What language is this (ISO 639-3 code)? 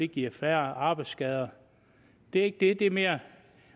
dan